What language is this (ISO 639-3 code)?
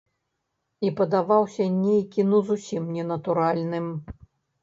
bel